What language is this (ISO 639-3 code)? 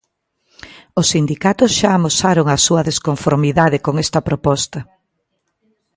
glg